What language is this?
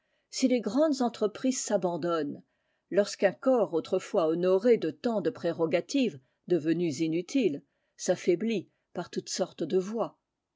French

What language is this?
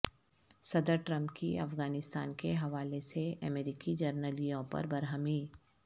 Urdu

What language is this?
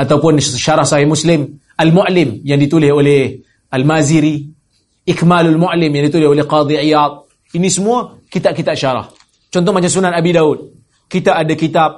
Malay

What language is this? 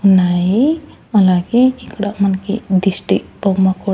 Telugu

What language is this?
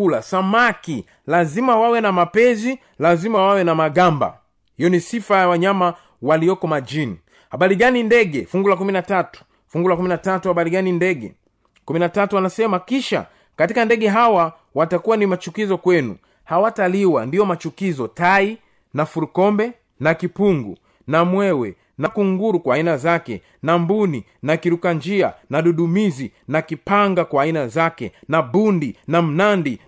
Swahili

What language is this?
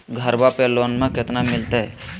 Magahi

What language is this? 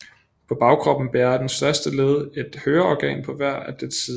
Danish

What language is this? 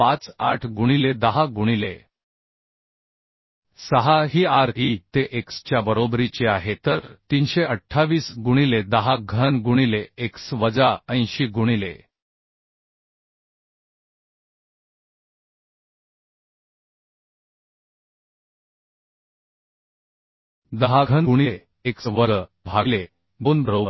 Marathi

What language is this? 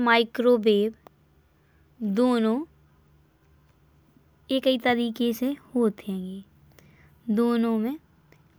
Bundeli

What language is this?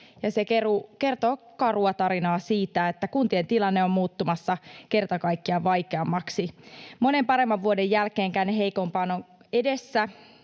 Finnish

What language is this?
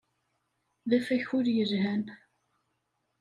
Kabyle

